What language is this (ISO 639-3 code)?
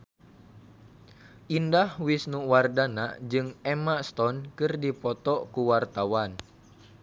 sun